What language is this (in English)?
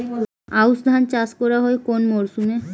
Bangla